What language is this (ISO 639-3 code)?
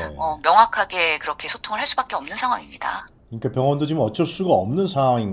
kor